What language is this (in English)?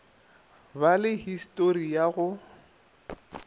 Northern Sotho